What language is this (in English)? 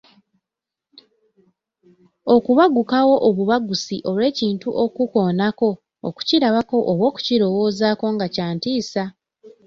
Ganda